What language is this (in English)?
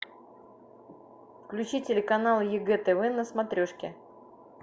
Russian